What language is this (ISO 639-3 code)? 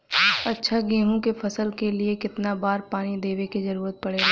bho